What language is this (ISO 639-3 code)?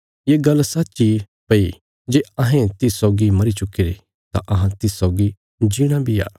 kfs